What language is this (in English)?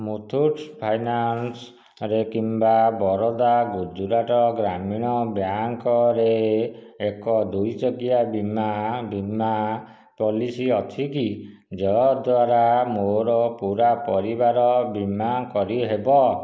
Odia